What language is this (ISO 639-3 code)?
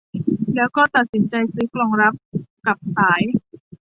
tha